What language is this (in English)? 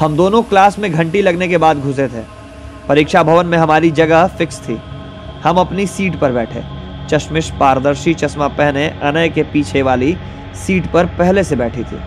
Hindi